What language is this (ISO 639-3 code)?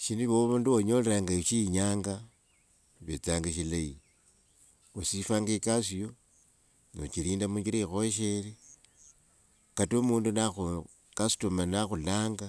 lwg